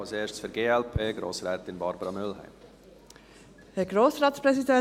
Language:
Swiss German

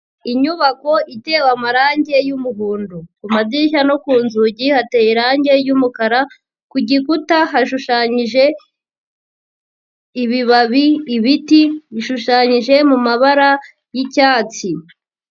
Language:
Kinyarwanda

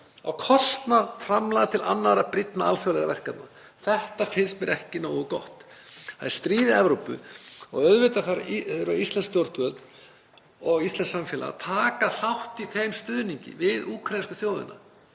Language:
Icelandic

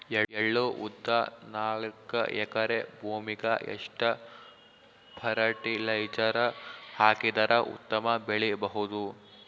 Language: Kannada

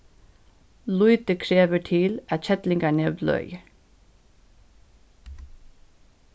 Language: Faroese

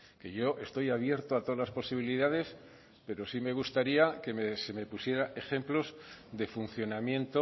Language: Spanish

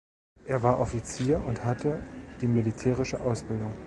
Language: German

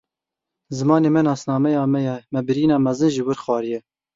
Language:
Kurdish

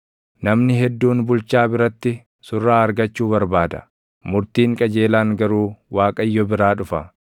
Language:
Oromo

